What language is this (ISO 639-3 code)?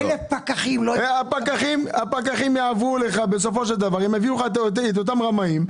heb